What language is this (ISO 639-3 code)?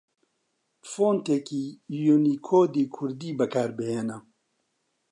ckb